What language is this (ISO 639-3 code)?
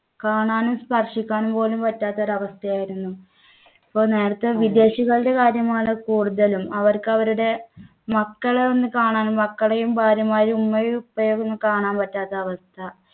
mal